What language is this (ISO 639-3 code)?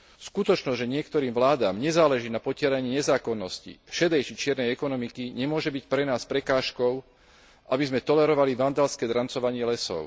slk